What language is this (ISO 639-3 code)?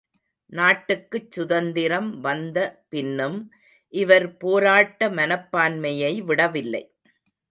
tam